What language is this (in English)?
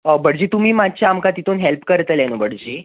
Konkani